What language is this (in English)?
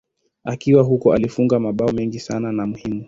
Swahili